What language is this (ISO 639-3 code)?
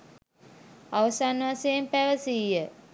sin